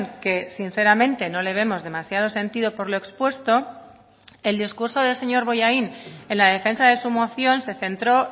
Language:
Spanish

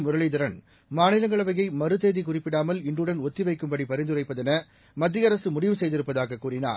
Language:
Tamil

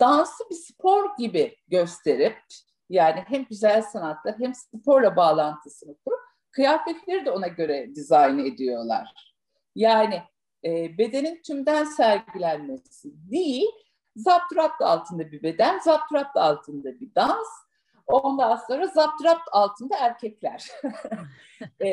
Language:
Turkish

